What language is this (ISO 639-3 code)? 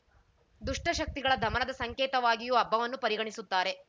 kan